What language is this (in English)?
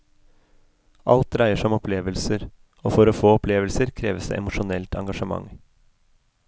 Norwegian